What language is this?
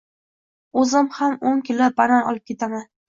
Uzbek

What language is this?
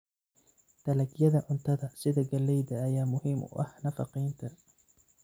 Somali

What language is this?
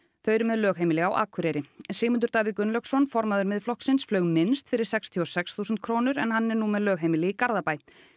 Icelandic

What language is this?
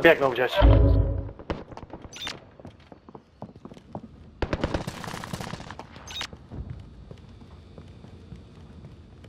Polish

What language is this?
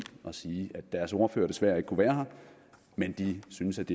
Danish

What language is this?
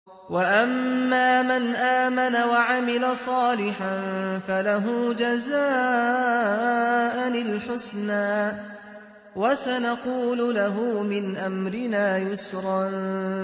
Arabic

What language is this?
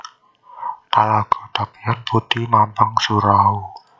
Javanese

